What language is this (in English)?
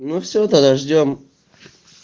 Russian